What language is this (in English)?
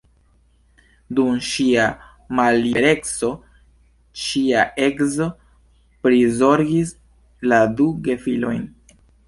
Esperanto